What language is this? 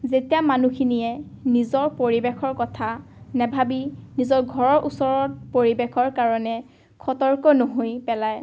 Assamese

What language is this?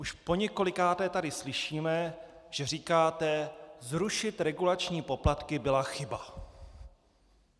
Czech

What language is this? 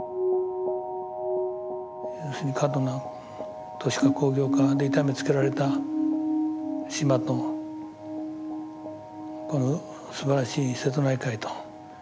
Japanese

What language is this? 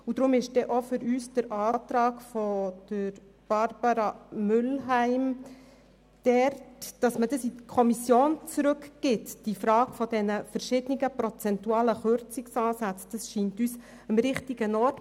Swiss German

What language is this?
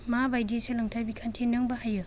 Bodo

